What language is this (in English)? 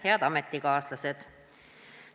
Estonian